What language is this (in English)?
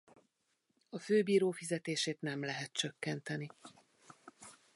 Hungarian